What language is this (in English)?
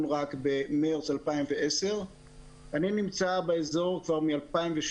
Hebrew